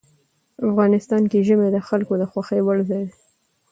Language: Pashto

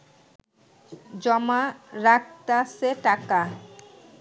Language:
Bangla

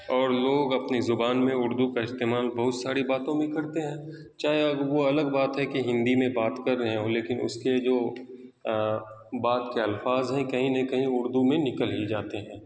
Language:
Urdu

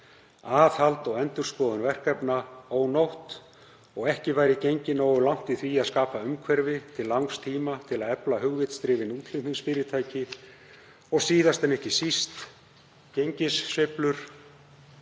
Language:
Icelandic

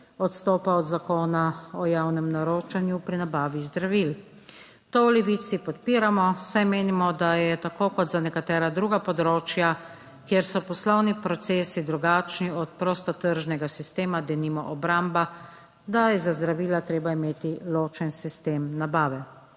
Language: Slovenian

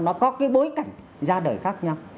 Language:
Vietnamese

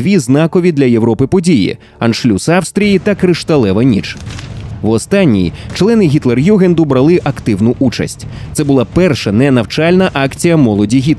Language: Ukrainian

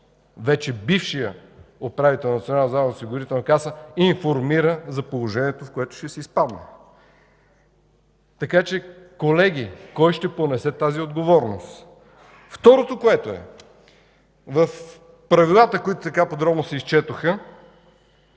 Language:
Bulgarian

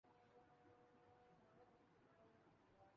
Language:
Urdu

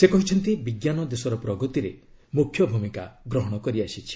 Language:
Odia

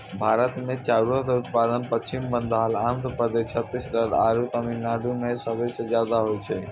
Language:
Maithili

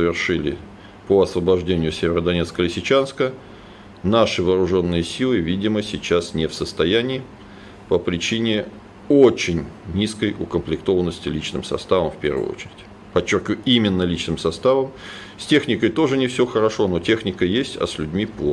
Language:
Russian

